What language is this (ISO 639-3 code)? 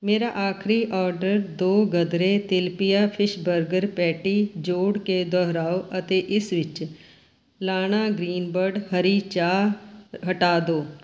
pan